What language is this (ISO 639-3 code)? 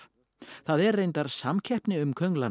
isl